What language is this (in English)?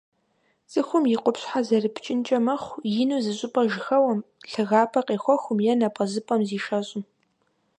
Kabardian